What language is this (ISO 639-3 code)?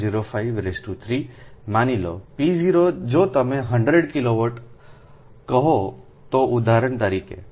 guj